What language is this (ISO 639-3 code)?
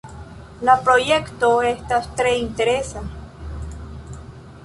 epo